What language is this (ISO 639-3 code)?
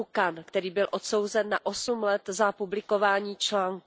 ces